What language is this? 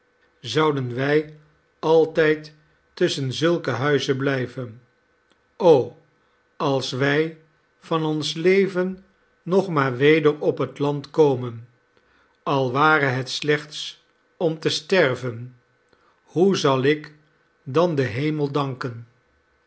Dutch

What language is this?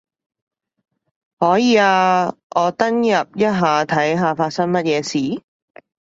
Cantonese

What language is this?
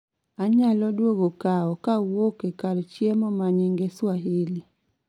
Luo (Kenya and Tanzania)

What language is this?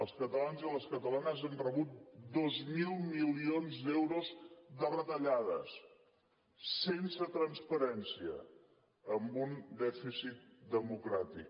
Catalan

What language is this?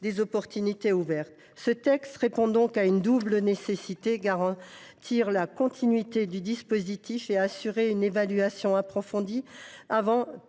French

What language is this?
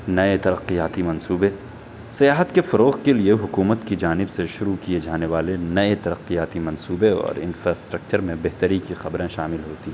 Urdu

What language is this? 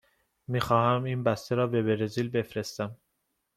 Persian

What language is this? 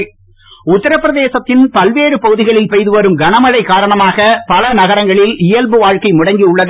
Tamil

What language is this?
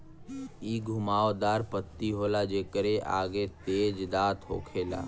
Bhojpuri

